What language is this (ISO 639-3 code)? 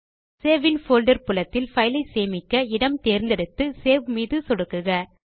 tam